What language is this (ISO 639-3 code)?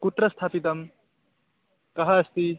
san